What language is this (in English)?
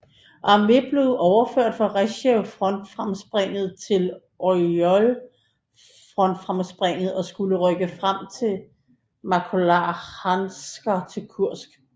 Danish